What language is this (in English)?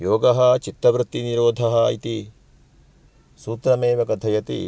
Sanskrit